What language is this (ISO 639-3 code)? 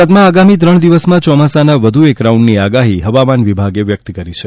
guj